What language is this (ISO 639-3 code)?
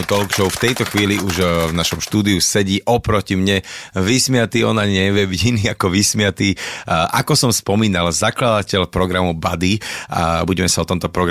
slk